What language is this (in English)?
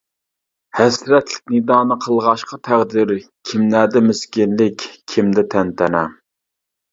Uyghur